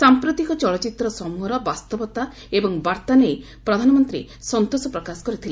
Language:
Odia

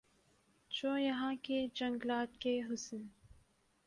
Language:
Urdu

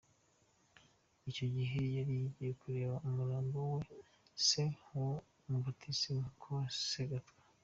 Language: Kinyarwanda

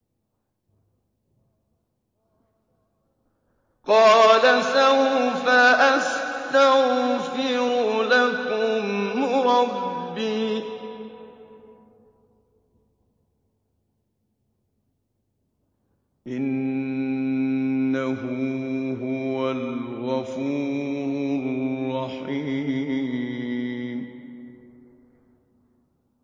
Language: Arabic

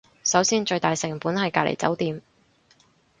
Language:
Cantonese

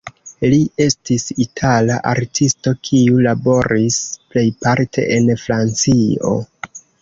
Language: Esperanto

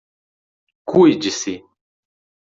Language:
Portuguese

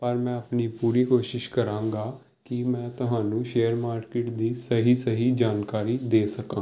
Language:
Punjabi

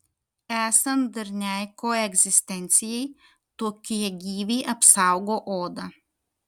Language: Lithuanian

